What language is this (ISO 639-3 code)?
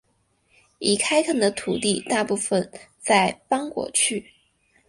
zho